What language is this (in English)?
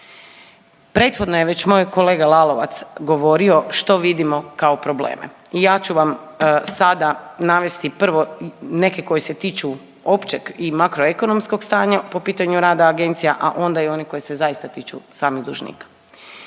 Croatian